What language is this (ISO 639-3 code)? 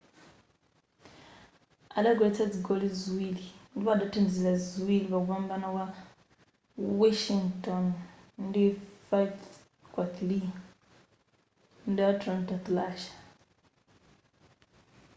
nya